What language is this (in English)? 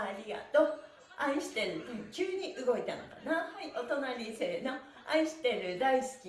Japanese